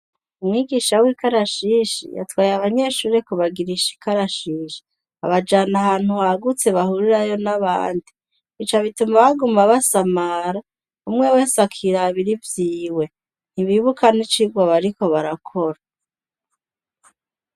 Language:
Rundi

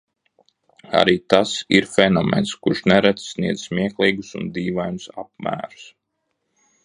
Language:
Latvian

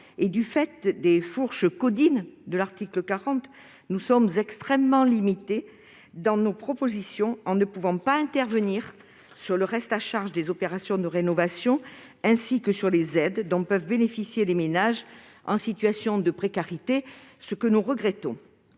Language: French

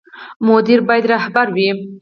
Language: Pashto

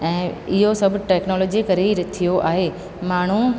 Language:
Sindhi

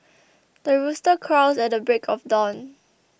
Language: English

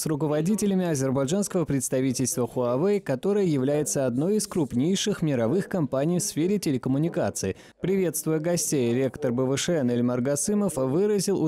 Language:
Russian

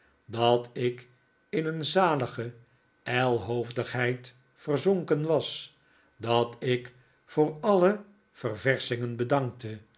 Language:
Dutch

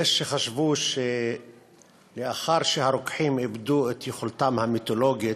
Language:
Hebrew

